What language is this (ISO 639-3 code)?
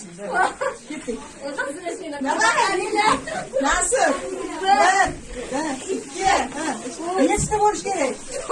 lav